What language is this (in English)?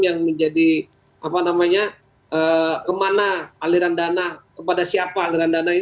Indonesian